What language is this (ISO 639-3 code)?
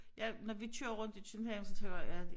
dan